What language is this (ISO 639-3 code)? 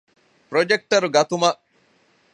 div